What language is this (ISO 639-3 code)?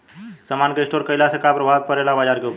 bho